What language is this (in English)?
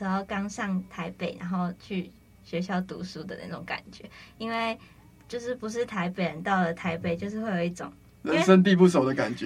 Chinese